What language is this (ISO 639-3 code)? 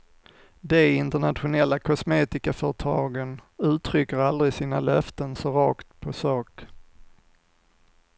swe